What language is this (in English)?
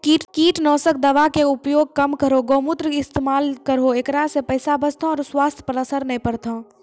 Maithili